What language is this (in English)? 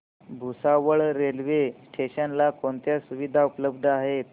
Marathi